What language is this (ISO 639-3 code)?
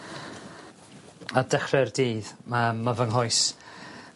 cym